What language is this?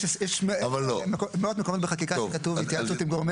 Hebrew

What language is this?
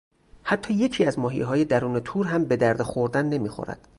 Persian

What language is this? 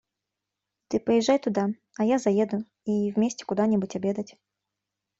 Russian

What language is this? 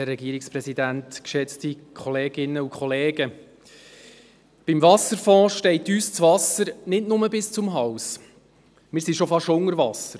Swiss German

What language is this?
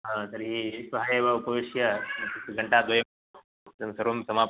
Sanskrit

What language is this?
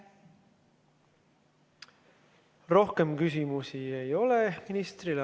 Estonian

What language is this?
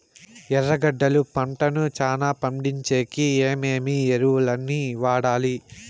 Telugu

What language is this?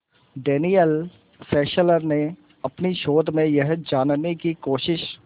Hindi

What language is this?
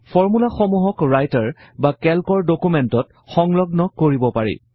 Assamese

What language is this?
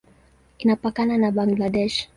Swahili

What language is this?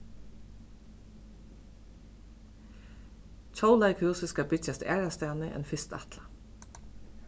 Faroese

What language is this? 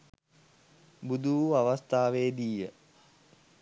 Sinhala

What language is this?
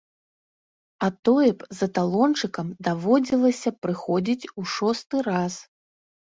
Belarusian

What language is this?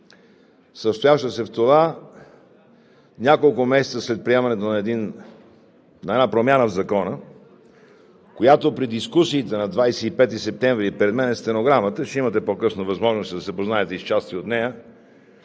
Bulgarian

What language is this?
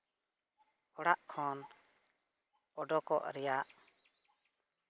Santali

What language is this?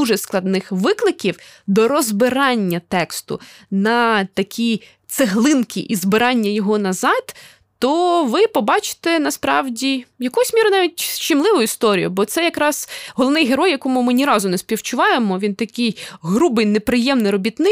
Ukrainian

